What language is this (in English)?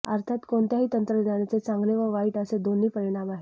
Marathi